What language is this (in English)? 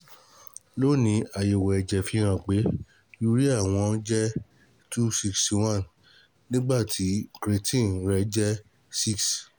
Yoruba